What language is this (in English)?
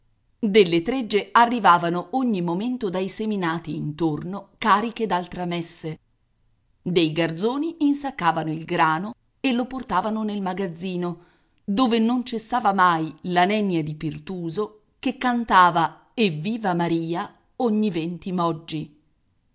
Italian